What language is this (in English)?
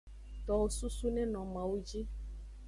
Aja (Benin)